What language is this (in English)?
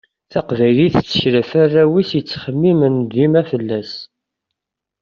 Kabyle